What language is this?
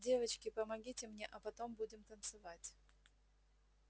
Russian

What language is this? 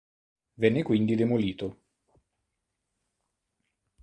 Italian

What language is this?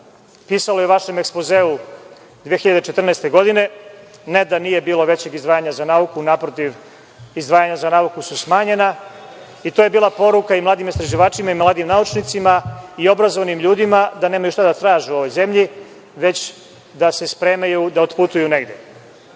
Serbian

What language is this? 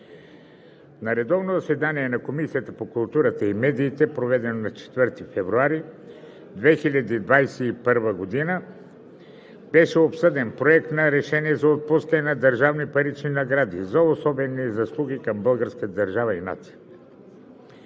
Bulgarian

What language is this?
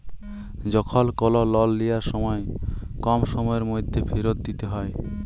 Bangla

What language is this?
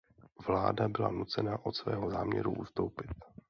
Czech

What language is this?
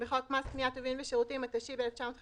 Hebrew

